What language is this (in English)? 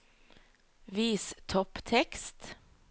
Norwegian